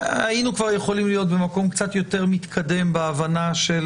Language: Hebrew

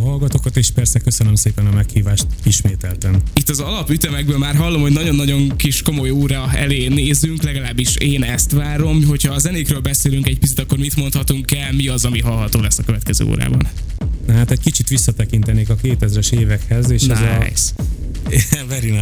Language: Hungarian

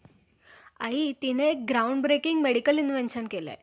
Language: Marathi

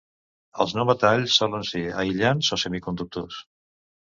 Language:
Catalan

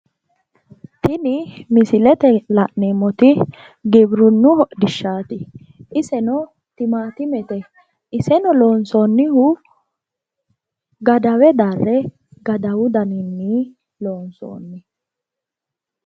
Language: Sidamo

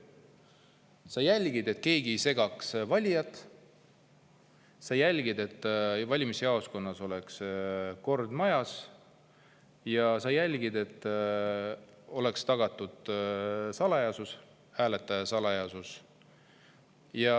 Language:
Estonian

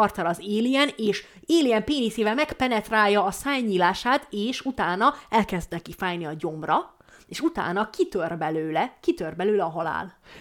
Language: Hungarian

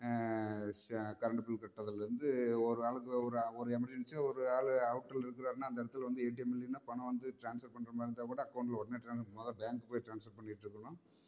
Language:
Tamil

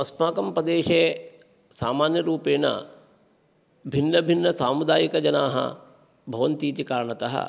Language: Sanskrit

